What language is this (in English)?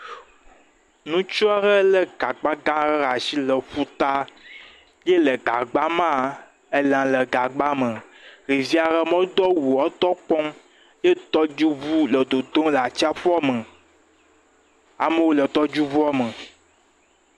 Ewe